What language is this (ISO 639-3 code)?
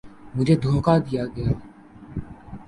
urd